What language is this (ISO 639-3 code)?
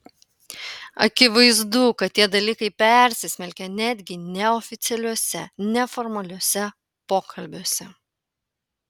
lit